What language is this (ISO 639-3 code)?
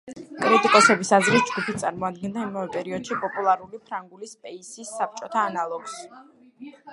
kat